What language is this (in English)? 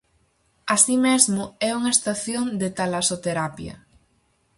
Galician